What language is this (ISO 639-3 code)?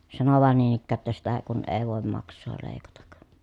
fin